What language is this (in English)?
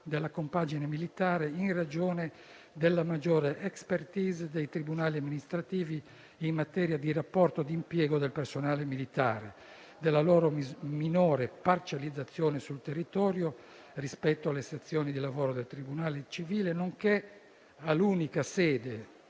Italian